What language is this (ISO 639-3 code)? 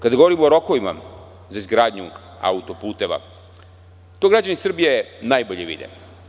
srp